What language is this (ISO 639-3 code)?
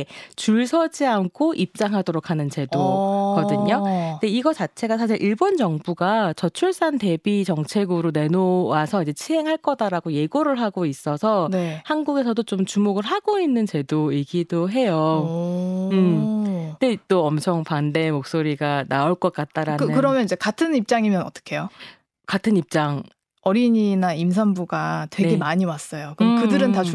kor